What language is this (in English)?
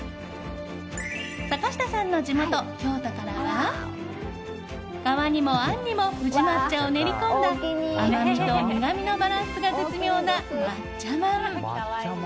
Japanese